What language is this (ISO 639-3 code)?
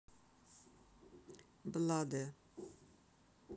rus